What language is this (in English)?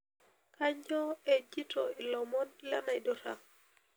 Masai